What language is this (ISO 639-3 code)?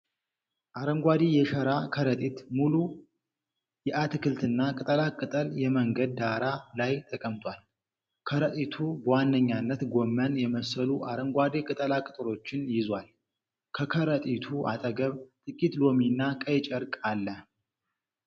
amh